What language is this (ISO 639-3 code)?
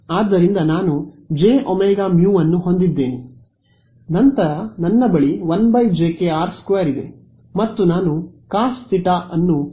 kan